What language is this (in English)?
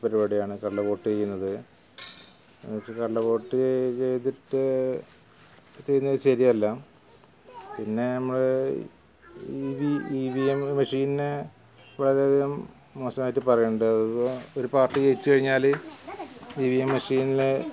Malayalam